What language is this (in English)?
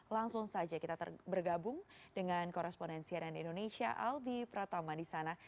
Indonesian